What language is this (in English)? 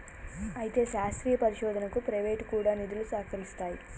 Telugu